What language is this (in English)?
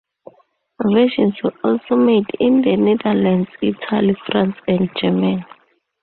English